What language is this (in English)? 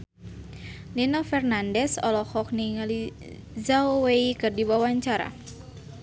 Sundanese